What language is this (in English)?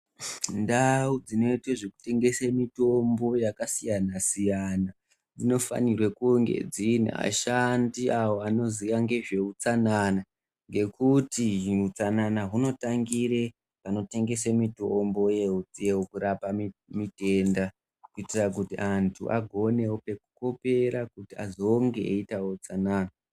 Ndau